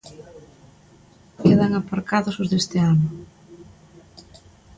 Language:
Galician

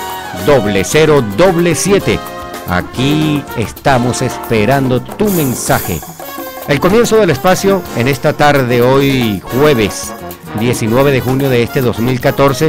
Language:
Spanish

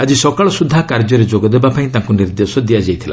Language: Odia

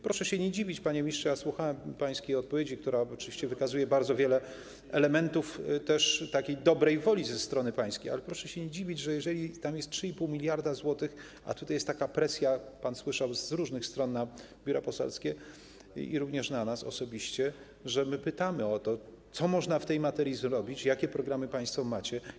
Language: Polish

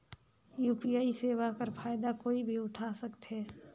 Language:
Chhattisgarhi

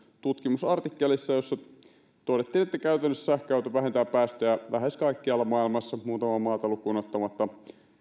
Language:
Finnish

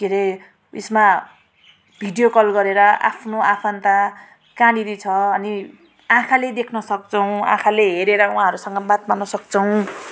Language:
Nepali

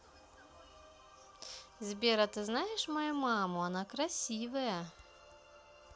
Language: Russian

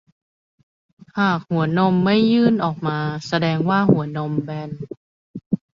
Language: Thai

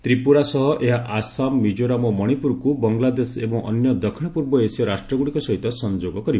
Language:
Odia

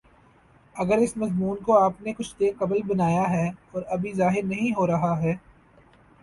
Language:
Urdu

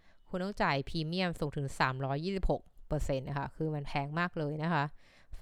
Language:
Thai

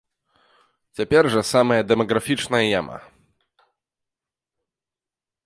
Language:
Belarusian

